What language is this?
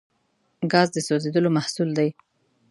Pashto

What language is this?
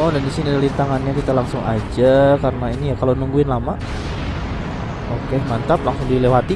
Indonesian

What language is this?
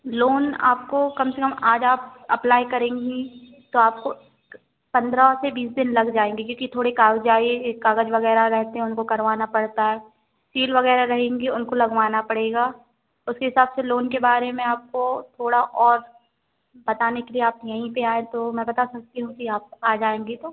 Hindi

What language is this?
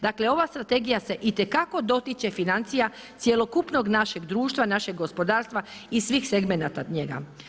Croatian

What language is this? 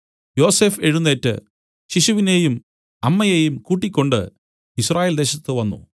Malayalam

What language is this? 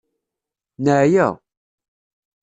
Kabyle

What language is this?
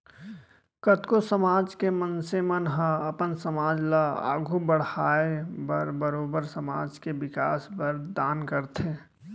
Chhattisgarhi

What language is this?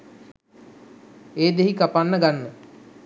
Sinhala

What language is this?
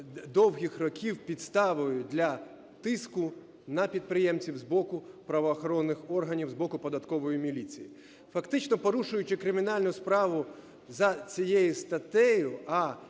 Ukrainian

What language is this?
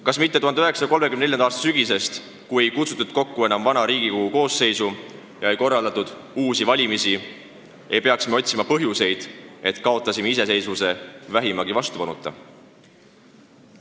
Estonian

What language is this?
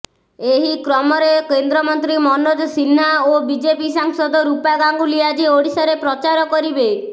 Odia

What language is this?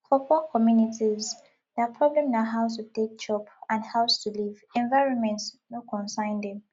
Nigerian Pidgin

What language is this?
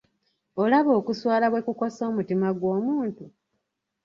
Ganda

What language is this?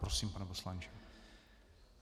Czech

